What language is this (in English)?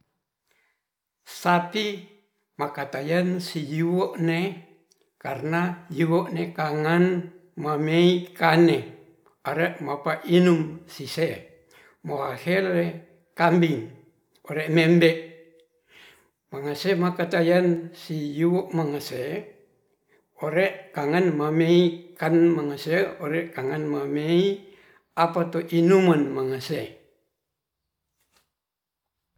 Ratahan